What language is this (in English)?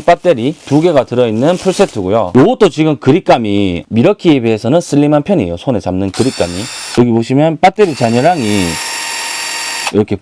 Korean